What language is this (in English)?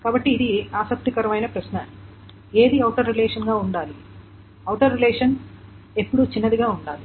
Telugu